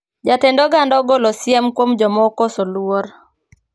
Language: Luo (Kenya and Tanzania)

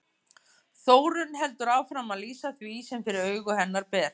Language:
Icelandic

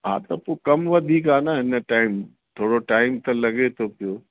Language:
Sindhi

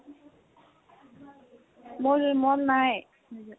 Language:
Assamese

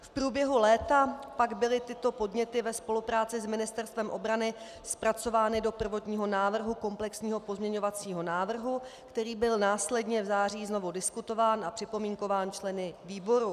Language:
Czech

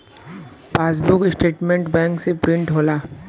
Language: Bhojpuri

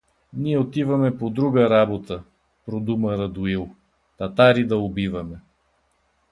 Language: Bulgarian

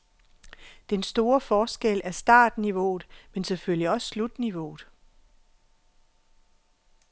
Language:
Danish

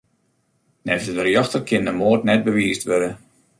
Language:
Western Frisian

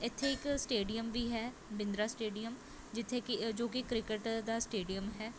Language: Punjabi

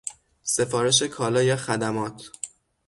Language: Persian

